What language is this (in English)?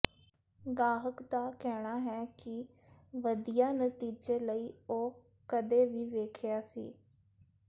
Punjabi